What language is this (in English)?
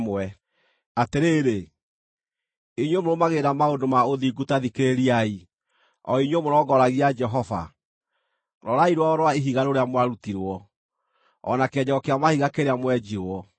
Kikuyu